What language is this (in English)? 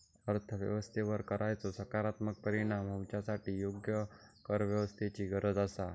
Marathi